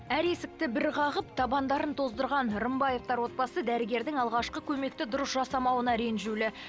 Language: Kazakh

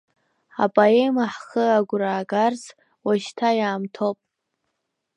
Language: Abkhazian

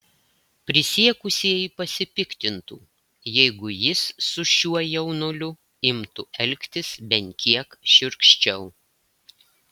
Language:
Lithuanian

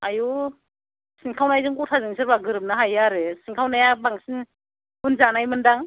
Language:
Bodo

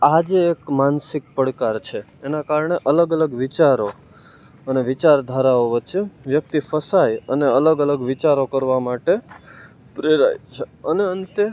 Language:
Gujarati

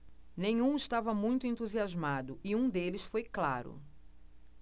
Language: Portuguese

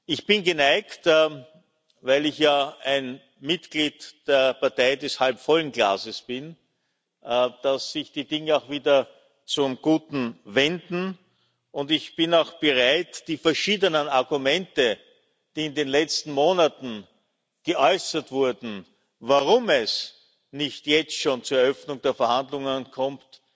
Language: German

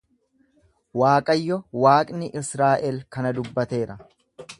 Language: Oromo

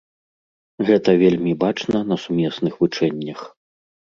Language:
Belarusian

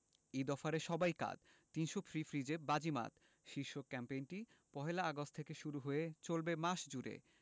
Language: Bangla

